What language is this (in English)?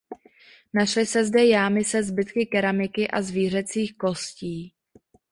Czech